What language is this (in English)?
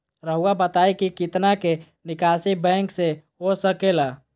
Magahi